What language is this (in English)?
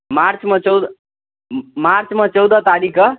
Maithili